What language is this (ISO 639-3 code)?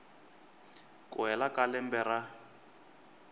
tso